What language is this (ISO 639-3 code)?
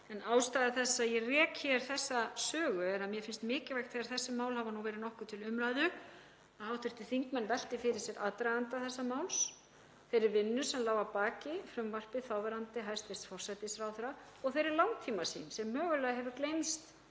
isl